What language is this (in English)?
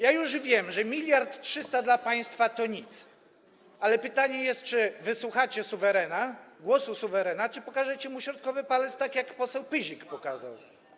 Polish